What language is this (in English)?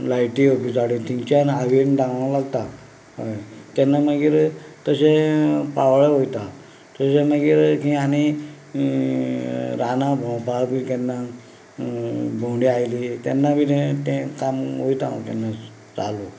Konkani